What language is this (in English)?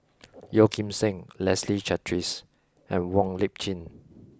English